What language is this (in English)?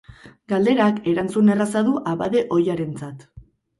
Basque